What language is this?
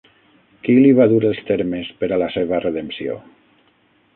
Catalan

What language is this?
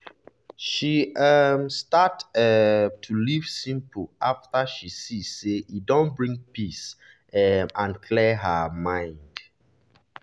Nigerian Pidgin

